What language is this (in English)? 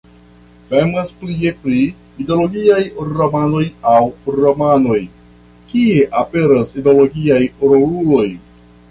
Esperanto